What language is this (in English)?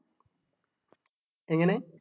Malayalam